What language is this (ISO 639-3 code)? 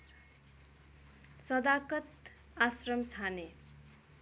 nep